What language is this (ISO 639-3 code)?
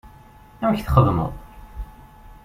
kab